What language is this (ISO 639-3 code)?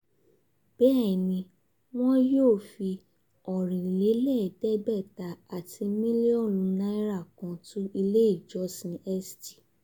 yor